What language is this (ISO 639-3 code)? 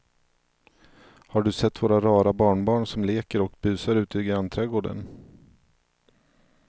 swe